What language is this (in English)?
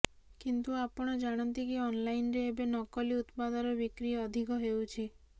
Odia